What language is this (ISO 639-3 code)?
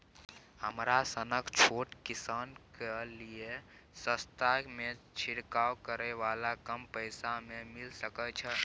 mai